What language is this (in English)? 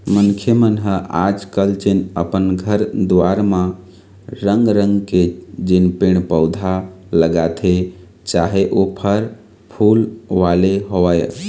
Chhattisgarhi